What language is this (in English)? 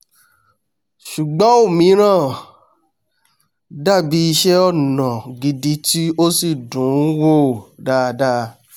Yoruba